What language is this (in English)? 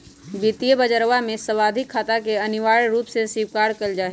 Magahi